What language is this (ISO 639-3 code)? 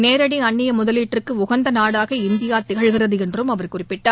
tam